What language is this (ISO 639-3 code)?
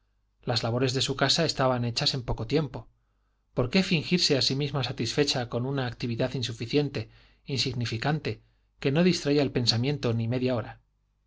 spa